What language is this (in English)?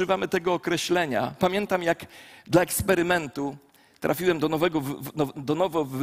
Polish